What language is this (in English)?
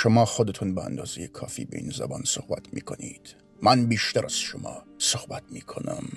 Persian